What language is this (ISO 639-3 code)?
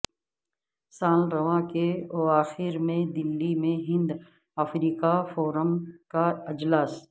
urd